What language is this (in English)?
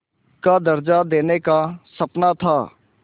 Hindi